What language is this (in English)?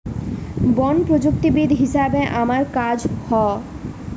Bangla